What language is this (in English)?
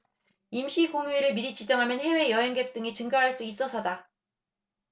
Korean